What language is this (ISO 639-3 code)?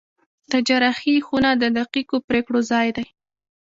pus